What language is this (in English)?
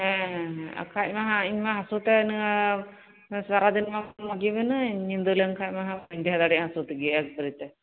Santali